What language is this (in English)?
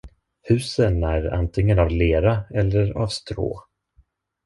Swedish